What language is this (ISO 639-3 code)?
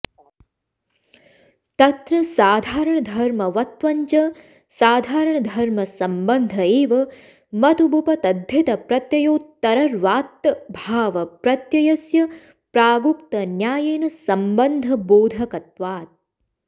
san